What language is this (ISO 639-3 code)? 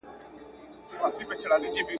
pus